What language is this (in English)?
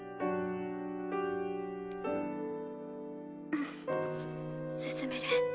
Japanese